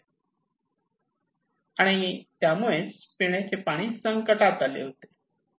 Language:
Marathi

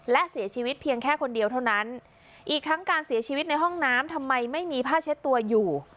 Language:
Thai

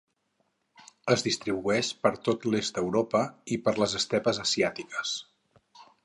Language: Catalan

